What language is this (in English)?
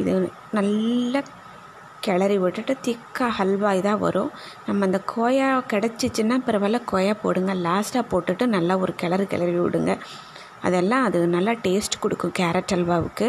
Tamil